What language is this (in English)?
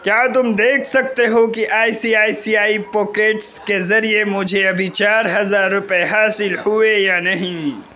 Urdu